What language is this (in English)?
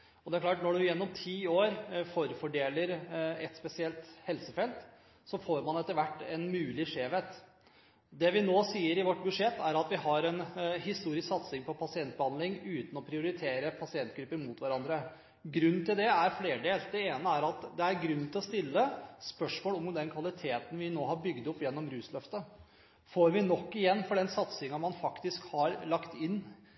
Norwegian Bokmål